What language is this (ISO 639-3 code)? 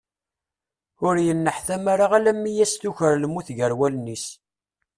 kab